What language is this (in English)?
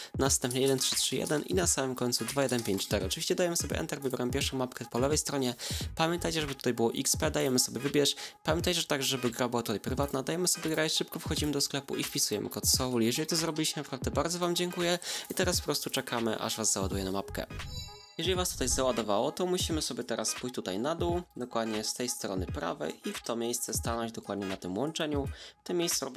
Polish